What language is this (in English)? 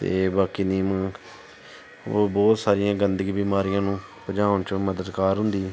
Punjabi